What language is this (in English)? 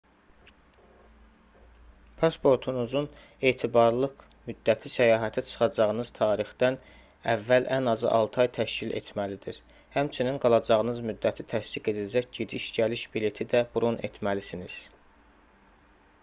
Azerbaijani